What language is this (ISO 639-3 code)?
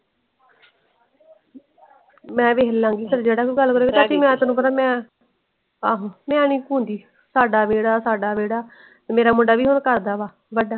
pan